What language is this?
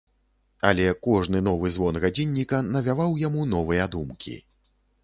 Belarusian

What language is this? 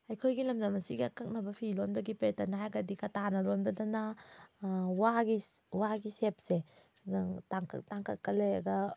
Manipuri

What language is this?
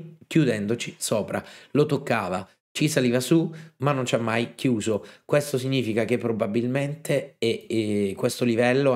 Italian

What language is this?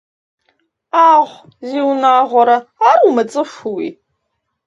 Kabardian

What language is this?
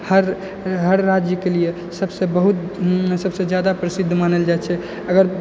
Maithili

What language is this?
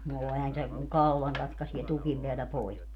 Finnish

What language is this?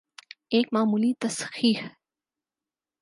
Urdu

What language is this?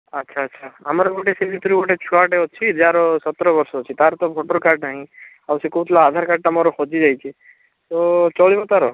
Odia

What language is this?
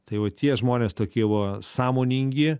Lithuanian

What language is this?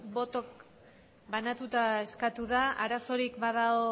Basque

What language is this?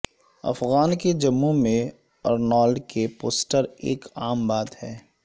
Urdu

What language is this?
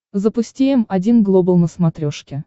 Russian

